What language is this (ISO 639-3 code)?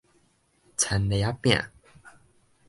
nan